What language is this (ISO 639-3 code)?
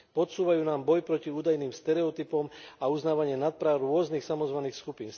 slk